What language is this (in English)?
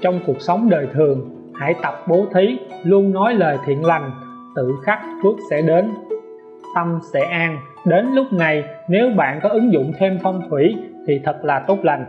Vietnamese